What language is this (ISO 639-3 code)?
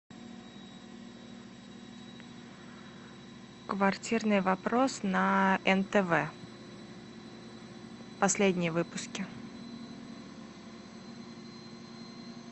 rus